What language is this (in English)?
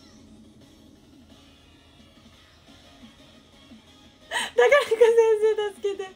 Japanese